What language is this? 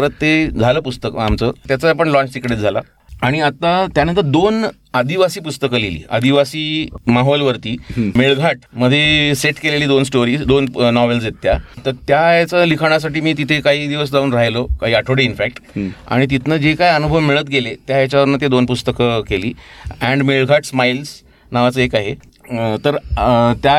Marathi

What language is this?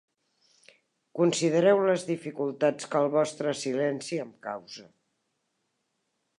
Catalan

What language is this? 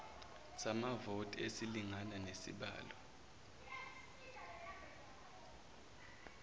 Zulu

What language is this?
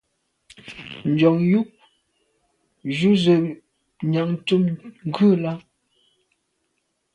Medumba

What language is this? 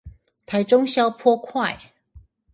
Chinese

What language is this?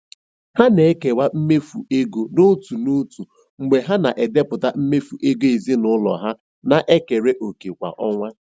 Igbo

